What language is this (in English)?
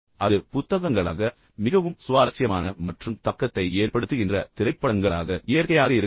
Tamil